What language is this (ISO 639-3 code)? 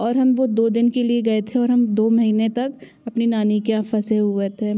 hin